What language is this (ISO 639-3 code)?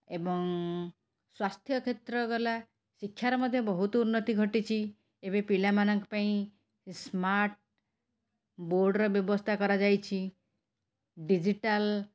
ori